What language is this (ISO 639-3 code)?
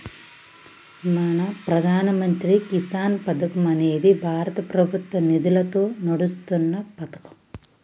tel